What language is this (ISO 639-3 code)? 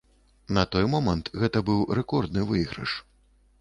bel